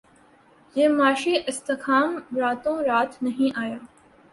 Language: Urdu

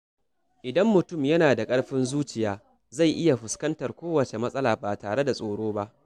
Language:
Hausa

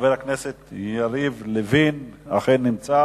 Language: Hebrew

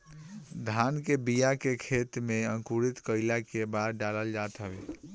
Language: Bhojpuri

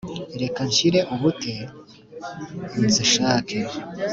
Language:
Kinyarwanda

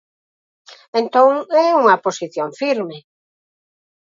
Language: Galician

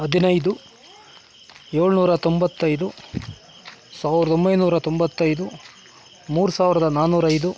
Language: Kannada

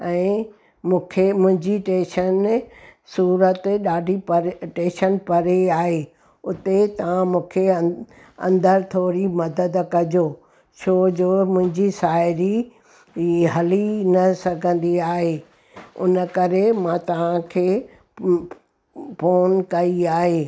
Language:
Sindhi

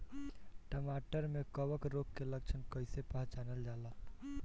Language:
Bhojpuri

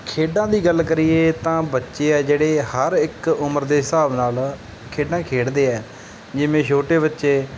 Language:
Punjabi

